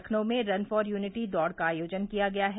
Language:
Hindi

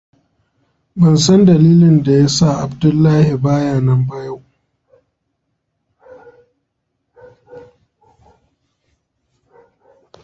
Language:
Hausa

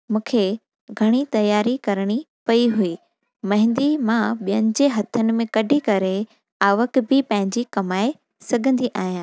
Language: Sindhi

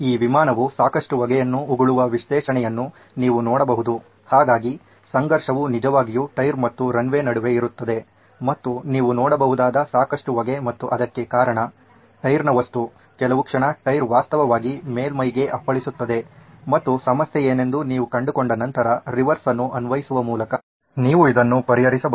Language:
Kannada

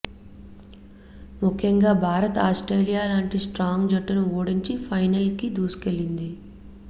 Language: Telugu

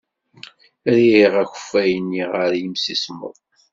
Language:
Kabyle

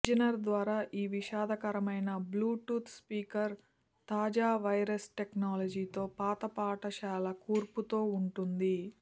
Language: Telugu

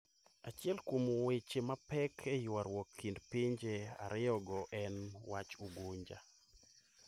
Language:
Luo (Kenya and Tanzania)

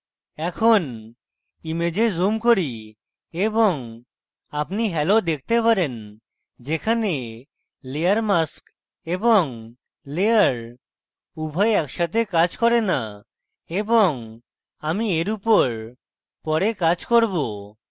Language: Bangla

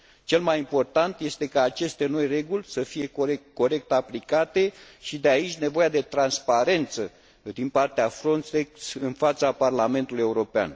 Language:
Romanian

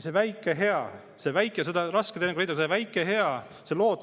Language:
Estonian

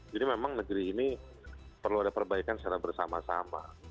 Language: Indonesian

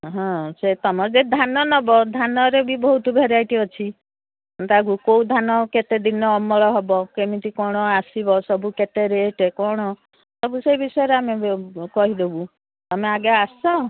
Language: Odia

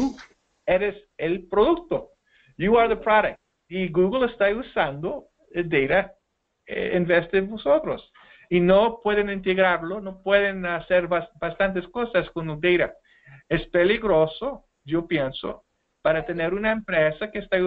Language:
Spanish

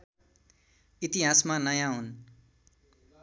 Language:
Nepali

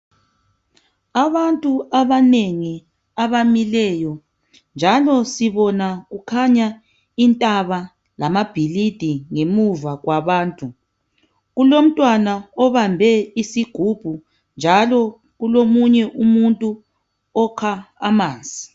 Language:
North Ndebele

